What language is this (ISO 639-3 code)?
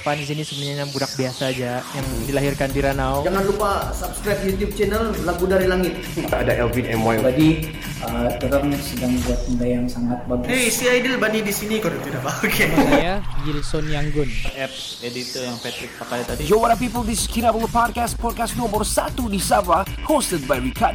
msa